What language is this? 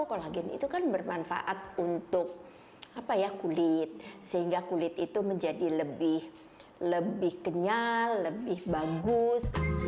Indonesian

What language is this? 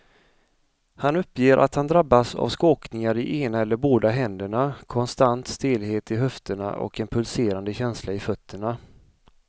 Swedish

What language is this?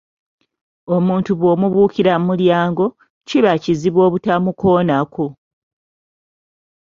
Ganda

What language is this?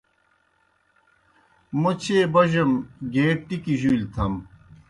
Kohistani Shina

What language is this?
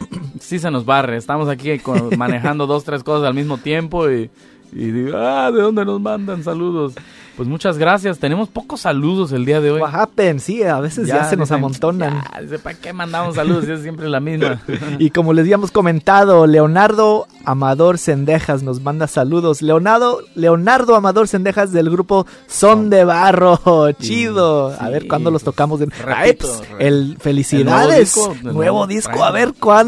Spanish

